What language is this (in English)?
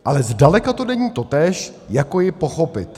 Czech